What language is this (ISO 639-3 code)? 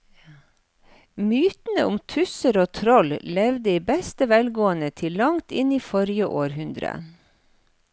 nor